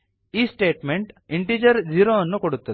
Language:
Kannada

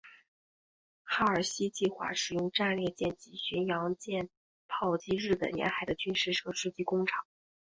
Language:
Chinese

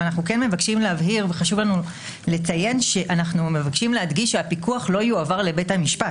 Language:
Hebrew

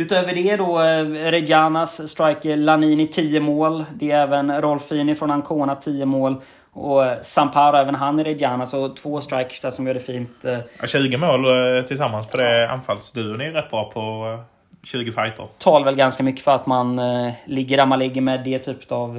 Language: Swedish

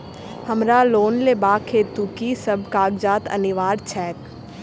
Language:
Maithili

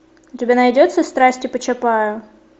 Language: Russian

